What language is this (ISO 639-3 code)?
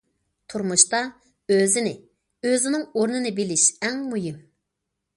uig